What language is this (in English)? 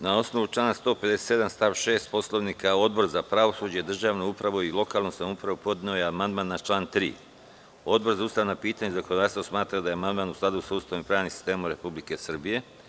Serbian